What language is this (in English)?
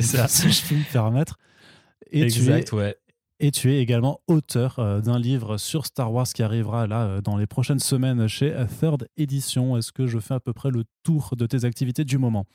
French